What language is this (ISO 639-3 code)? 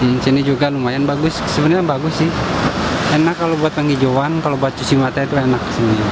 ind